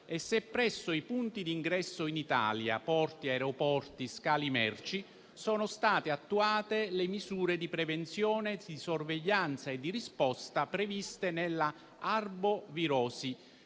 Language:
Italian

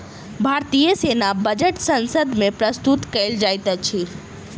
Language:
Maithili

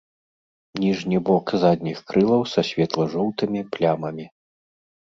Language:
Belarusian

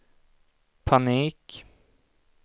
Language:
Swedish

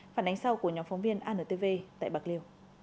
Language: Vietnamese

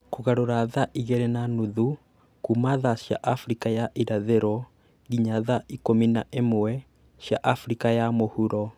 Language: Kikuyu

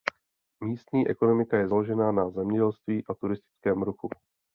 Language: Czech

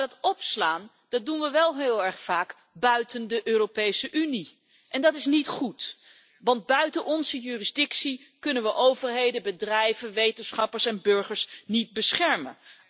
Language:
Dutch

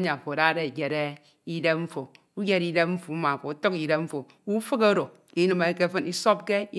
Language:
Ito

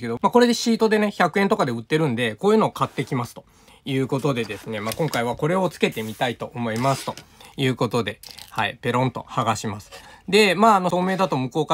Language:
Japanese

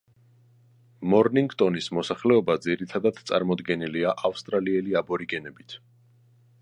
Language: Georgian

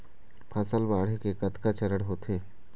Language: Chhattisgarhi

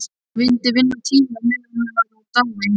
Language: Icelandic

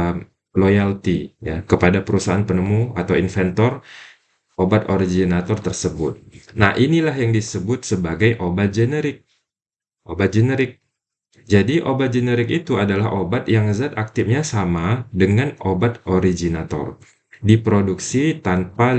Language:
Indonesian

